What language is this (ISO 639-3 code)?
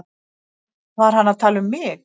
isl